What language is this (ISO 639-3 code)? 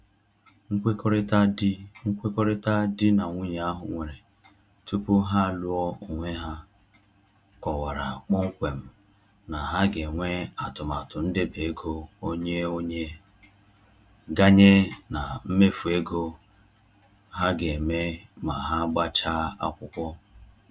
ibo